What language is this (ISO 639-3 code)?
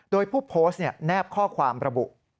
tha